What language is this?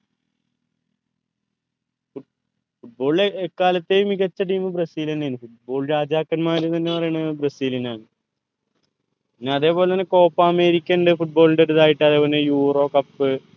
Malayalam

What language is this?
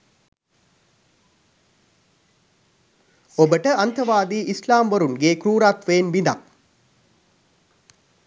Sinhala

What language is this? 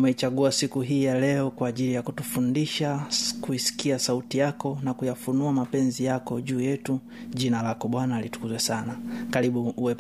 Swahili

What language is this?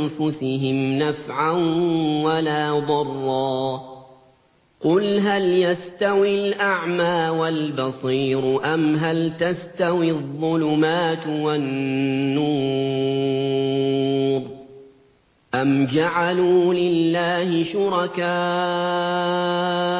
Arabic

